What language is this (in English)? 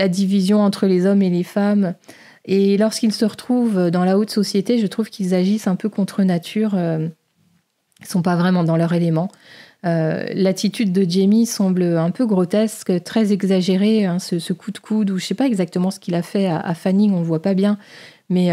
French